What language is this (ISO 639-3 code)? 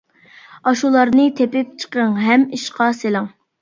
uig